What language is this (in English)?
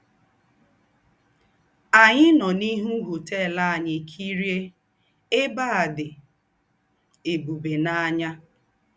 Igbo